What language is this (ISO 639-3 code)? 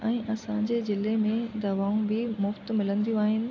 snd